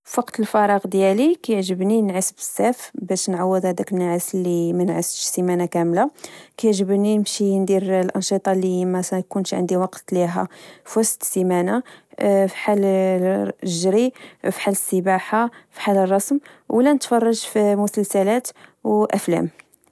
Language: Moroccan Arabic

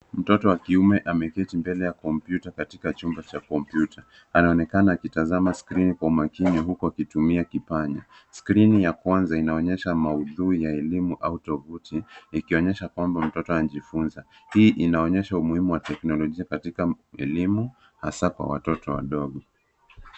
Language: Swahili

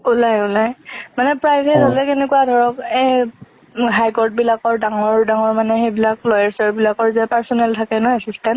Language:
Assamese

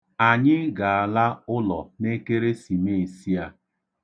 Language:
Igbo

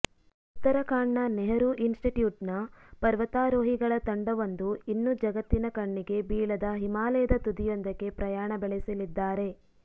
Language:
Kannada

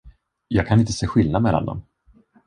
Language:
Swedish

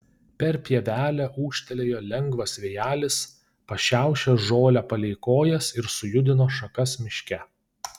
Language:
Lithuanian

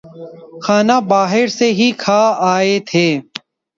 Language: Urdu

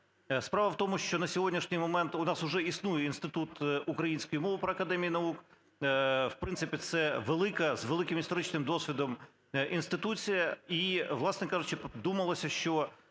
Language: Ukrainian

